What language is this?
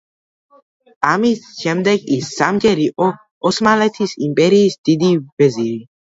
Georgian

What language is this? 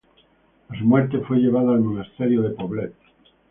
Spanish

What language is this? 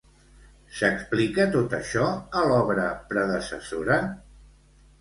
Catalan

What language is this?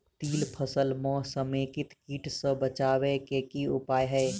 Maithili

